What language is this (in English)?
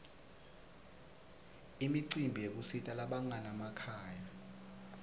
Swati